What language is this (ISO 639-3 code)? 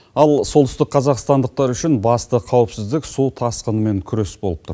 kaz